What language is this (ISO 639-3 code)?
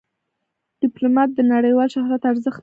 pus